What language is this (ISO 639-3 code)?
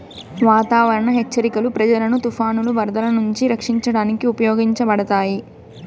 tel